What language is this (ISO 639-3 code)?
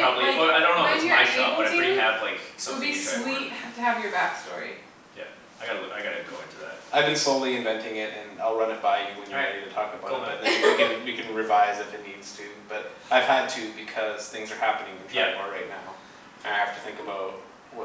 eng